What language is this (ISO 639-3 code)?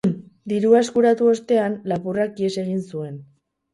eus